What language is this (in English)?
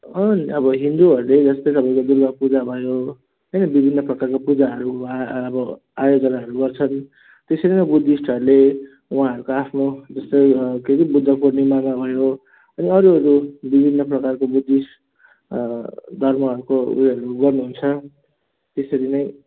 Nepali